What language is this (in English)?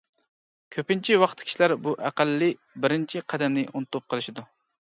Uyghur